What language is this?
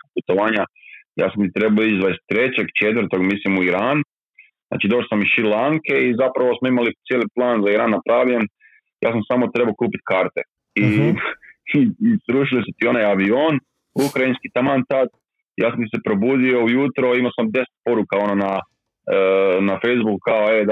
Croatian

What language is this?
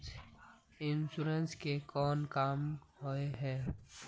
Magahi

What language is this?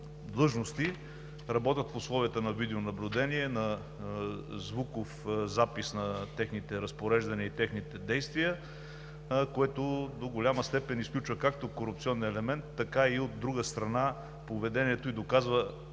Bulgarian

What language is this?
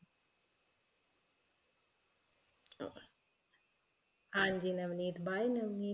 Punjabi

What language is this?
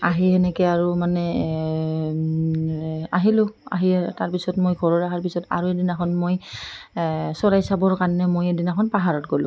Assamese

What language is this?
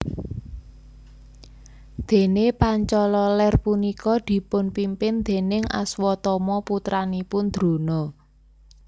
Javanese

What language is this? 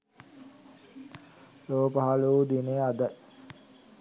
Sinhala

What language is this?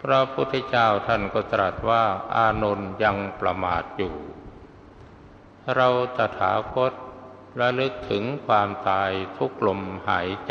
Thai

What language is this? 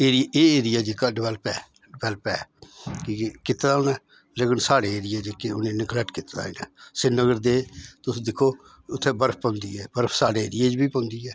Dogri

